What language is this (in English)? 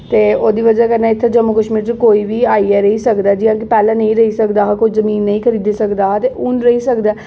Dogri